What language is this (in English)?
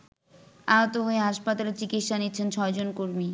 Bangla